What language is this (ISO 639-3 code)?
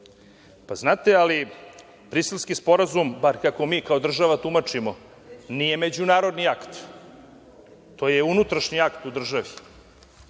srp